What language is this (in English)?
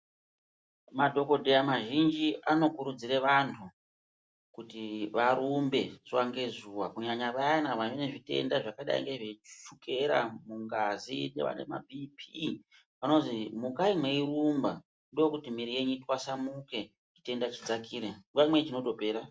Ndau